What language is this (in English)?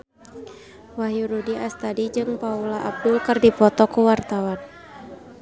Sundanese